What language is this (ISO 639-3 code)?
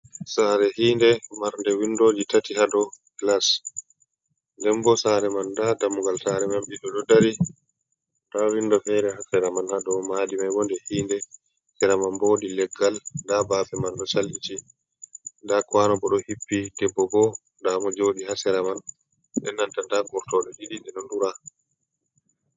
ful